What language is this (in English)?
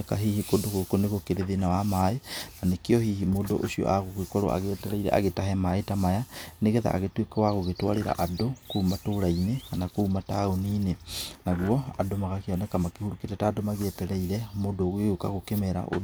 Kikuyu